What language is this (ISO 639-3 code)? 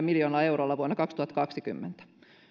fin